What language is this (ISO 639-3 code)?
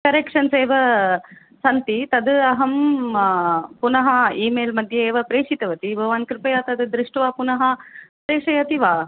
san